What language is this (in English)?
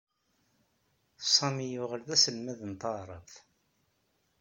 Kabyle